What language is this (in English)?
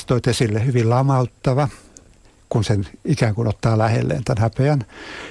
Finnish